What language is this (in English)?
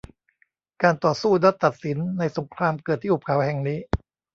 Thai